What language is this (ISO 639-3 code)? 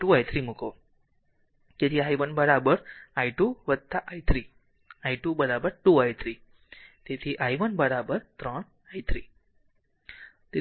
guj